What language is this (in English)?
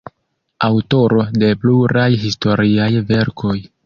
Esperanto